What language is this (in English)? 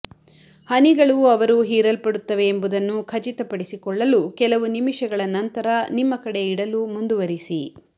Kannada